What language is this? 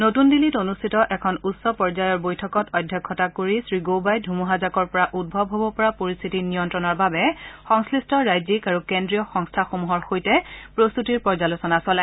Assamese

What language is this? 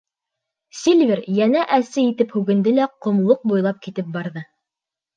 Bashkir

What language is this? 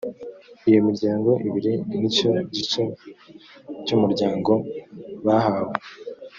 Kinyarwanda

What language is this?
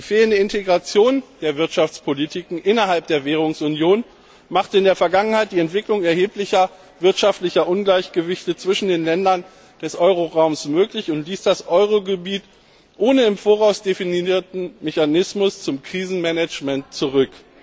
German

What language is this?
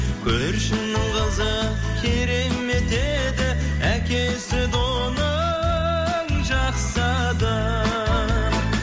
Kazakh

